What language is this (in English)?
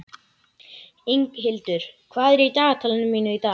Icelandic